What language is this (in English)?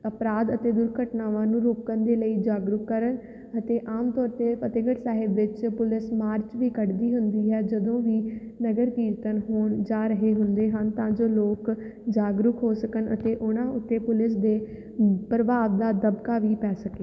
Punjabi